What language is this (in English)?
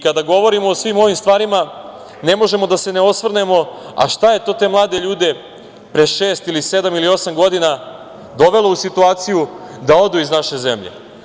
Serbian